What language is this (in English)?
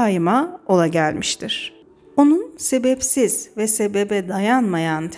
Turkish